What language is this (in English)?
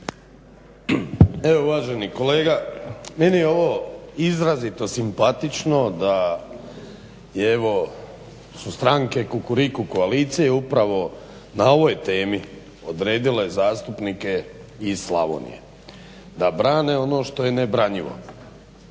Croatian